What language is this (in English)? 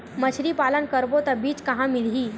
Chhattisgarhi